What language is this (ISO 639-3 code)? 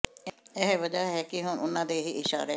pan